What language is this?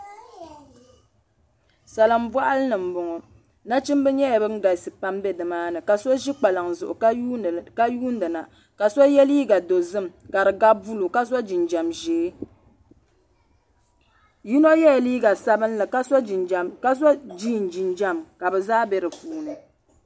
Dagbani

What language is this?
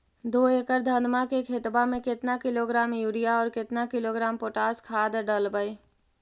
Magahi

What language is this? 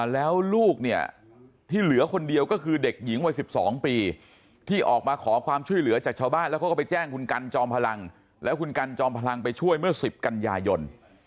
Thai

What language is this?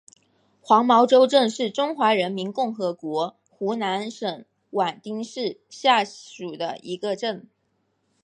Chinese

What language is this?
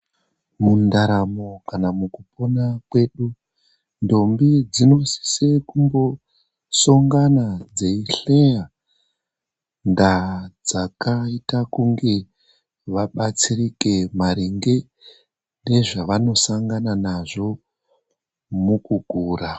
Ndau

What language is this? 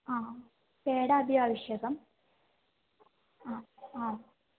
Sanskrit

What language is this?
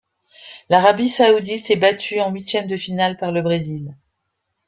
French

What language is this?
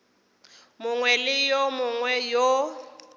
Northern Sotho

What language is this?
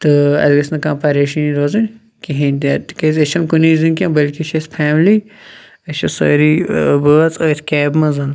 Kashmiri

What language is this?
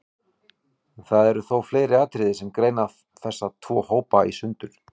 Icelandic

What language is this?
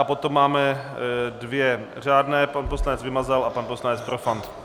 Czech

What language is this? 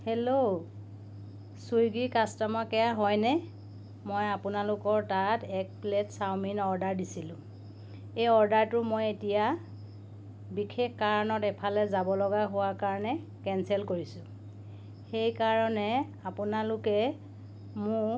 Assamese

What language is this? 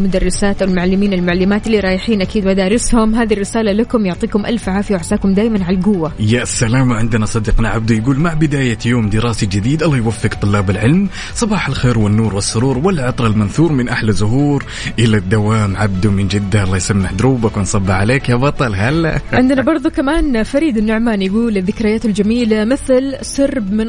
Arabic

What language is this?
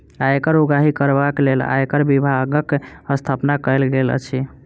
Maithili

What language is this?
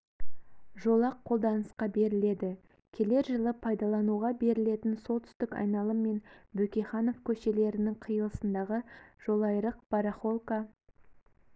Kazakh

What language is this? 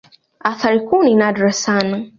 Swahili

